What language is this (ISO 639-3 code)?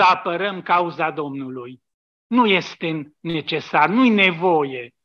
ron